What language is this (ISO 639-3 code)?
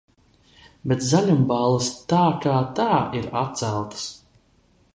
lav